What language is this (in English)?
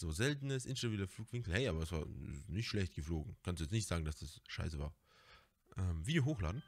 German